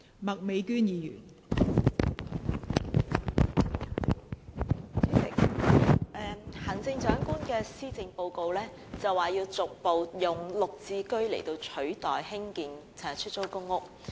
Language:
Cantonese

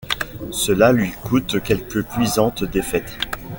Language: French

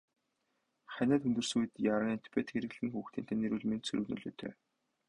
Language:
Mongolian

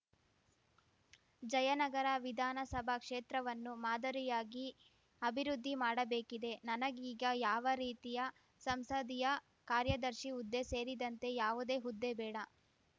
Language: Kannada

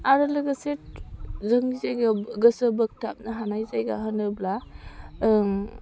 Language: Bodo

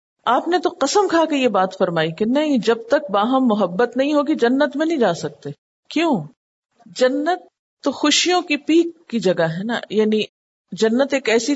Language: Urdu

